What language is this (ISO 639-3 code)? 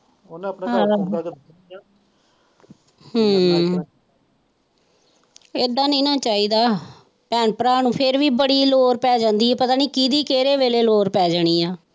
pan